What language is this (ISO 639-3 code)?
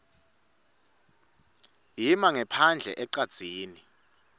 ssw